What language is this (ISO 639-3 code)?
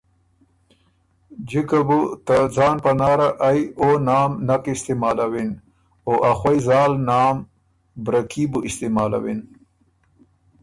oru